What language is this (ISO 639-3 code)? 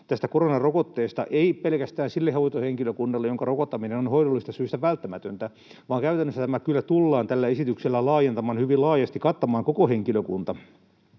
fin